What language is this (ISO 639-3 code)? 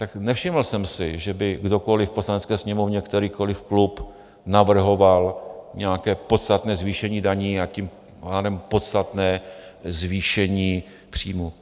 ces